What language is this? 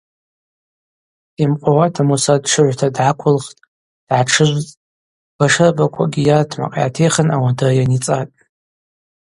Abaza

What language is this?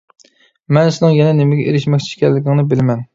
Uyghur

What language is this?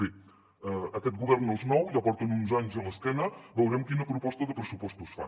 Catalan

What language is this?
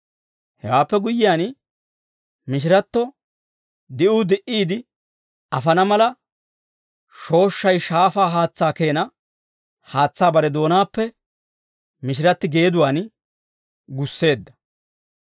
Dawro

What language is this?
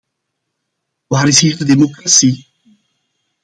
Dutch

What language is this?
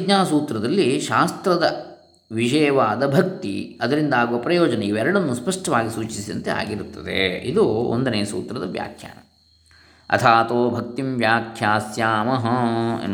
Kannada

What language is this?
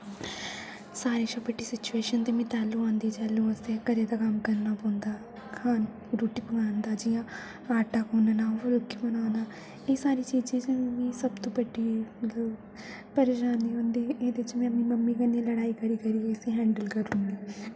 Dogri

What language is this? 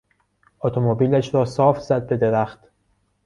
Persian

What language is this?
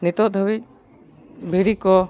Santali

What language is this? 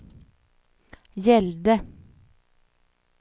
Swedish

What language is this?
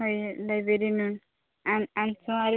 Odia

